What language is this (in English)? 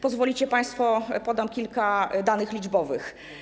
Polish